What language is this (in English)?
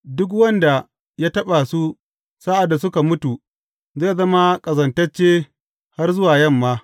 Hausa